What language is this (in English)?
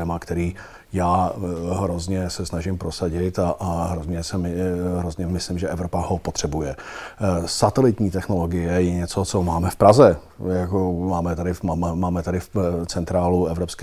Czech